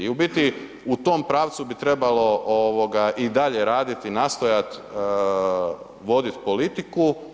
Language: Croatian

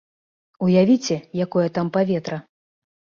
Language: Belarusian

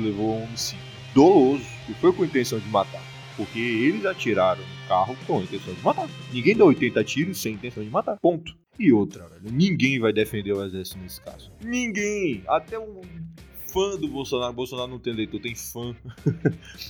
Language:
Portuguese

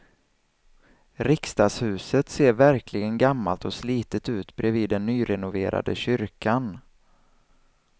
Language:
Swedish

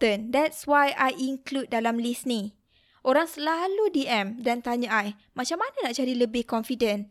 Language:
Malay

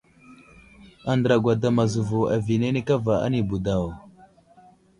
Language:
Wuzlam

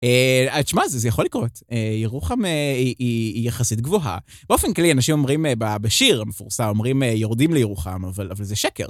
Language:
Hebrew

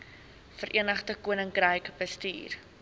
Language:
Afrikaans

